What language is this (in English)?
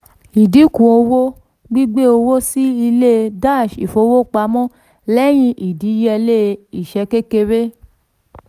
Yoruba